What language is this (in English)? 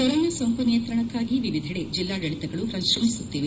Kannada